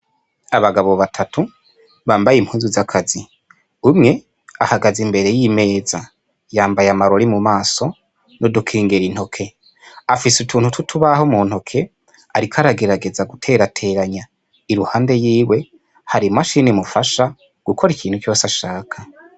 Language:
Rundi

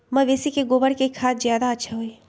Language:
Magahi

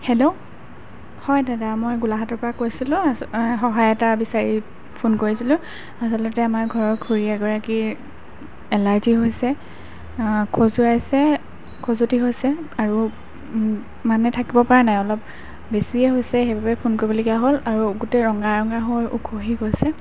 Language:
Assamese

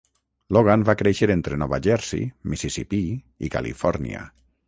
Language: Catalan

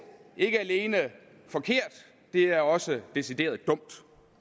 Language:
Danish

